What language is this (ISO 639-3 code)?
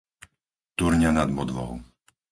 slk